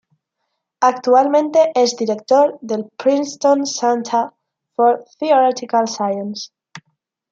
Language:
Spanish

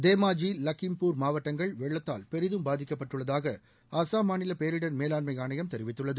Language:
Tamil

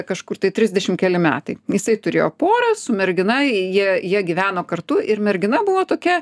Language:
Lithuanian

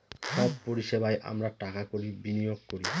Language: Bangla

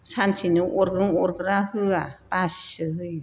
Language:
Bodo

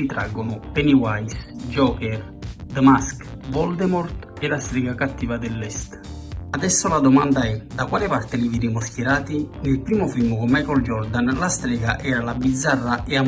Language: Italian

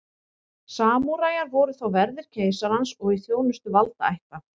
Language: Icelandic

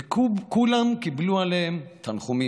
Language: Hebrew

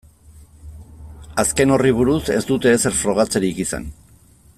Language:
Basque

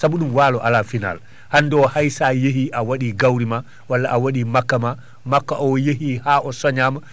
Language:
Fula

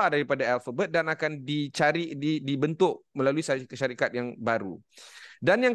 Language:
Malay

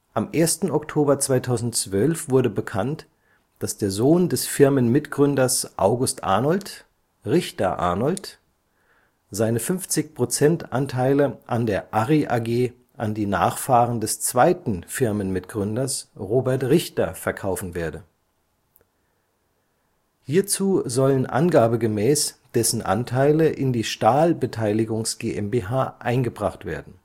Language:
German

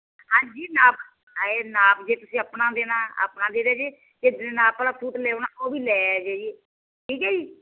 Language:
Punjabi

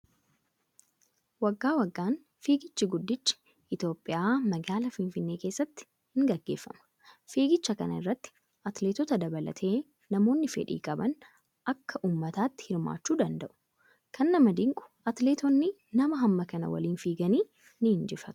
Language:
Oromo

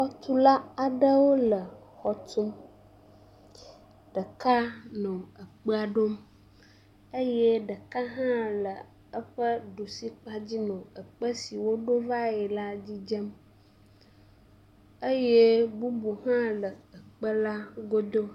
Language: Ewe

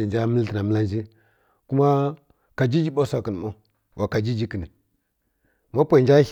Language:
Kirya-Konzəl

